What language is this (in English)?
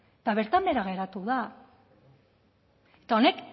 Basque